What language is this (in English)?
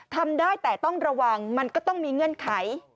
Thai